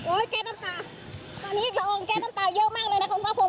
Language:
Thai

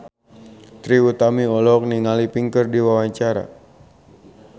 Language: Sundanese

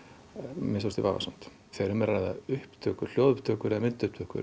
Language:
Icelandic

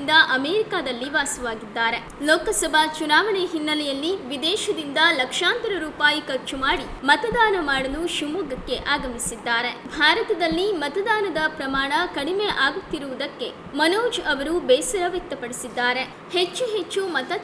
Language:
Kannada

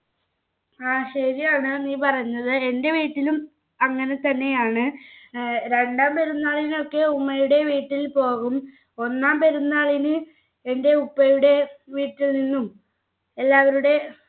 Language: Malayalam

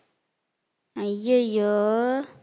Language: Tamil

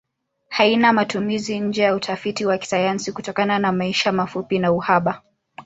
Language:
Swahili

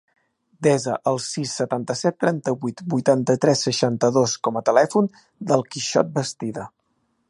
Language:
Catalan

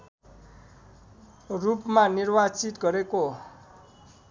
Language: Nepali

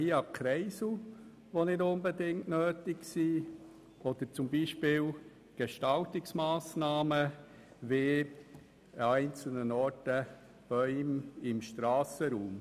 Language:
Swiss German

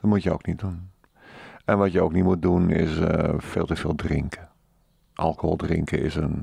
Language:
Dutch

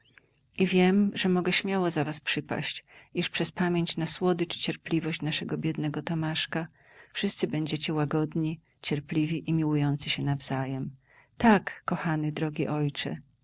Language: Polish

